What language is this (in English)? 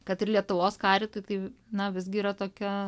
Lithuanian